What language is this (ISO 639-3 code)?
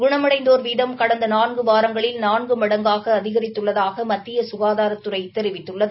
tam